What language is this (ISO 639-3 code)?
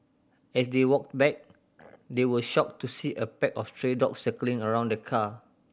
eng